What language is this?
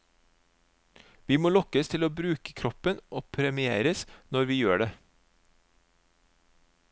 Norwegian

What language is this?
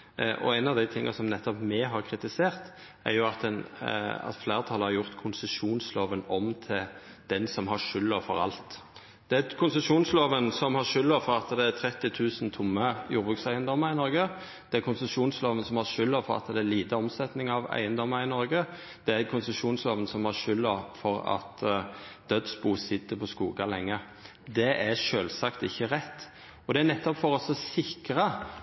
Norwegian Nynorsk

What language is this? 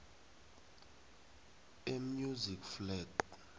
South Ndebele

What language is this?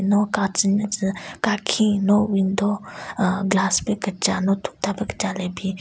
Southern Rengma Naga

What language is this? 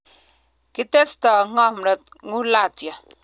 Kalenjin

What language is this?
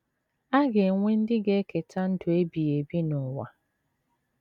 Igbo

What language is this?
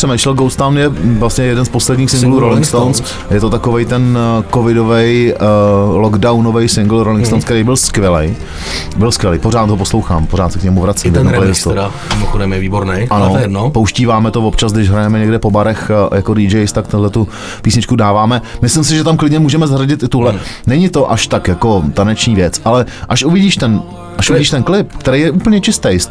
Czech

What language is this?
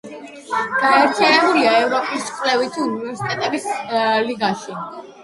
Georgian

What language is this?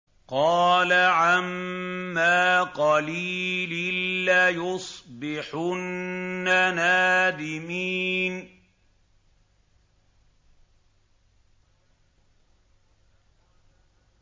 Arabic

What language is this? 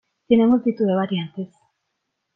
Spanish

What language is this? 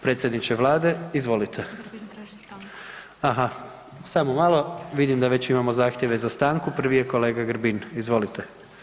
Croatian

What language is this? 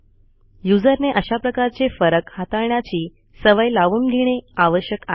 Marathi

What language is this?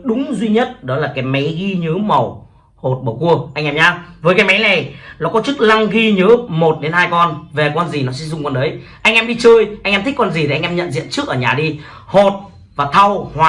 Vietnamese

